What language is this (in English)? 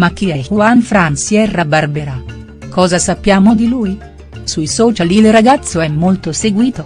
Italian